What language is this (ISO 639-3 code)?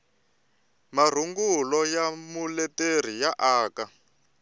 tso